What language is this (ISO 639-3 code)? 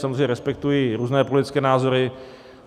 ces